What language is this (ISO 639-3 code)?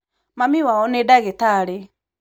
kik